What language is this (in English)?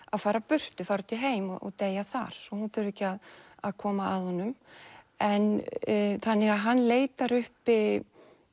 Icelandic